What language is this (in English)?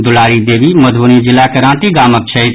Maithili